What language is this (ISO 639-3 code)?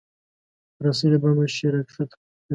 pus